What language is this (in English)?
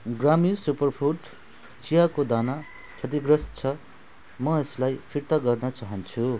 Nepali